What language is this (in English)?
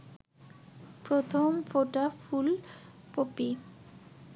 Bangla